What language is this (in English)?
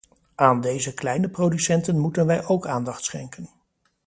Dutch